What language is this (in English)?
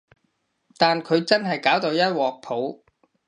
Cantonese